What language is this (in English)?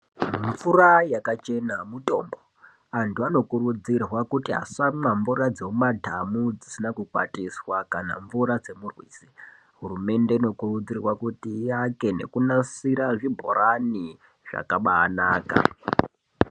Ndau